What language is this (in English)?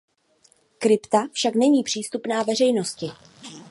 Czech